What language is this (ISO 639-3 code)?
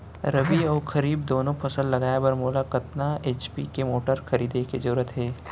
hne